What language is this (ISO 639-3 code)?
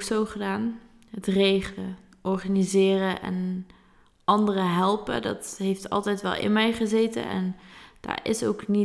nld